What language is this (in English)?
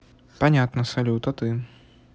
Russian